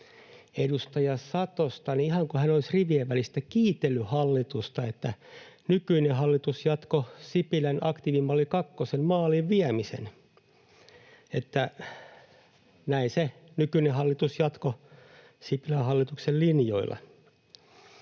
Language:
Finnish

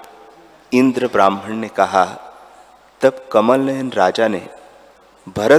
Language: Hindi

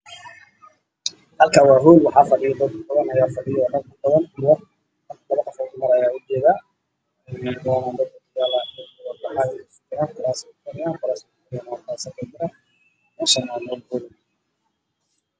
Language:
Somali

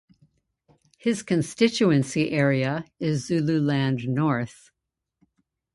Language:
English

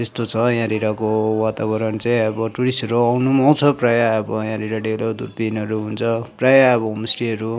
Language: Nepali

